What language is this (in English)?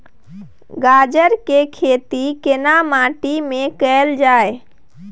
Maithili